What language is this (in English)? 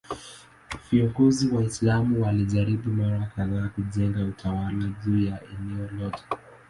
Swahili